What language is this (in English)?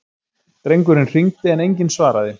Icelandic